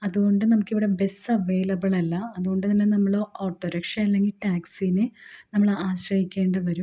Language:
Malayalam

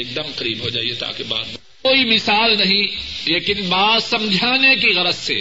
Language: Urdu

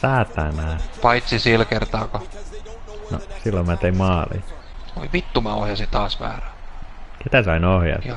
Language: Finnish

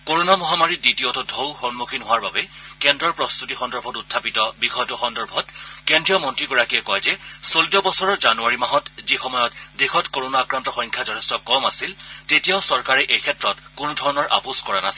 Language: Assamese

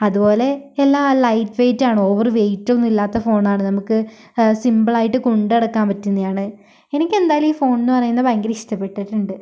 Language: Malayalam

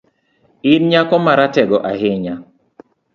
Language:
Luo (Kenya and Tanzania)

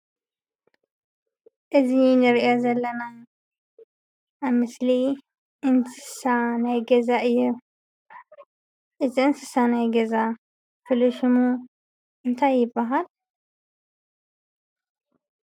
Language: Tigrinya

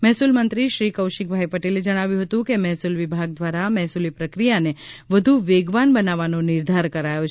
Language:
Gujarati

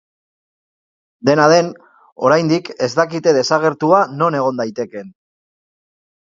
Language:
Basque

